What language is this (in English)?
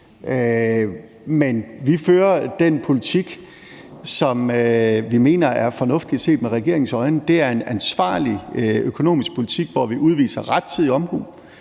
Danish